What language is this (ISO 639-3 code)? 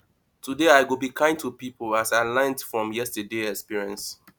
pcm